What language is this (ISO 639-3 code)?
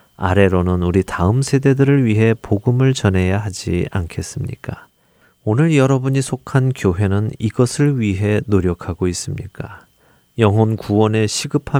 kor